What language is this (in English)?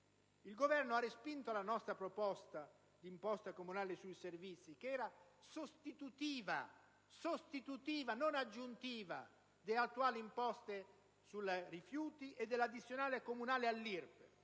Italian